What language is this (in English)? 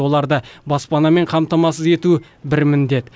Kazakh